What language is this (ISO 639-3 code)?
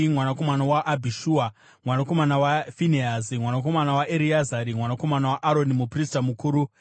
sna